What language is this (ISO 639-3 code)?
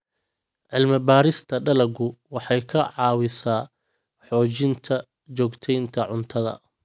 som